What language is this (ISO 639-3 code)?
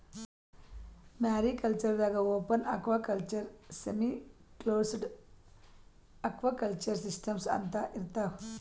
kan